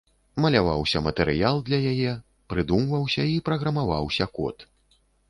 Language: Belarusian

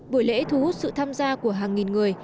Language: Vietnamese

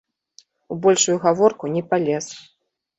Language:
Belarusian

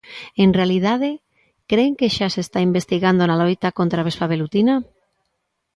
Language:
Galician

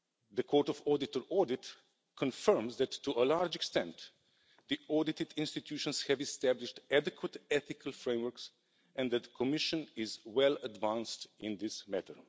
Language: English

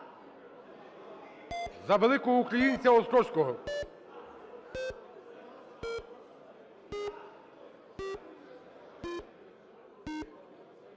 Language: Ukrainian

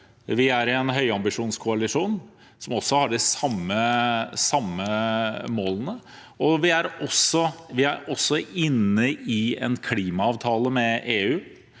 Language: Norwegian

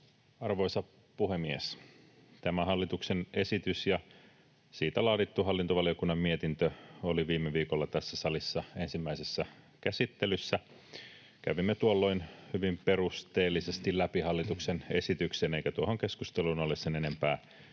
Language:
Finnish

